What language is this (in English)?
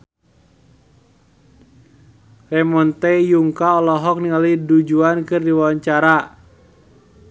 Sundanese